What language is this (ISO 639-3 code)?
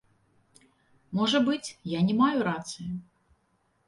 bel